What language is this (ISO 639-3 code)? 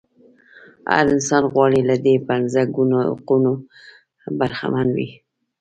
pus